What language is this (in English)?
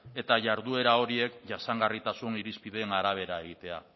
Basque